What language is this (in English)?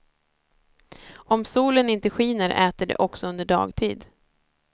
Swedish